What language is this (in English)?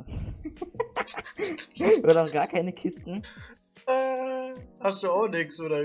German